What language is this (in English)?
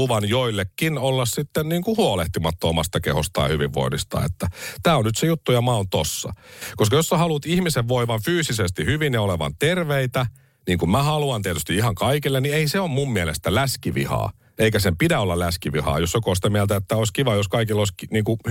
Finnish